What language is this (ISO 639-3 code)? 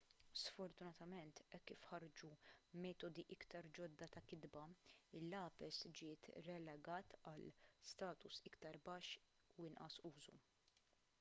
mlt